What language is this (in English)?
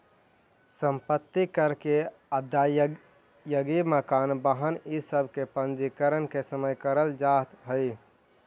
Magahi